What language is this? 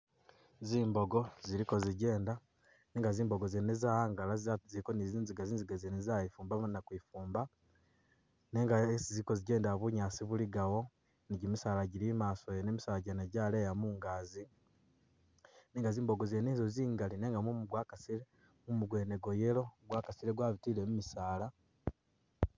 Masaaba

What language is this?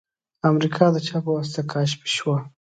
Pashto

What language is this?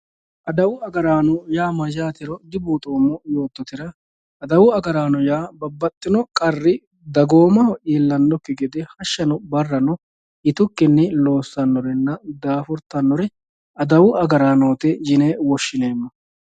Sidamo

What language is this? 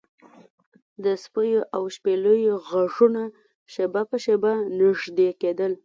Pashto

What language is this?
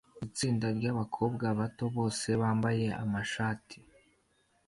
Kinyarwanda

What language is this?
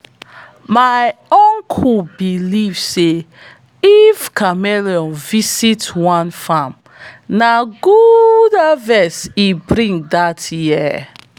Nigerian Pidgin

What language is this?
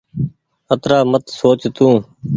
Goaria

